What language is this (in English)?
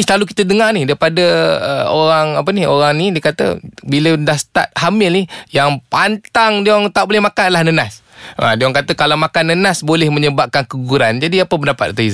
Malay